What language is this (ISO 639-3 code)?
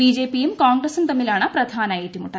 mal